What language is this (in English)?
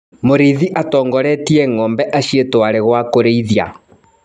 Kikuyu